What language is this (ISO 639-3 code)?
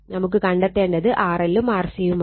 mal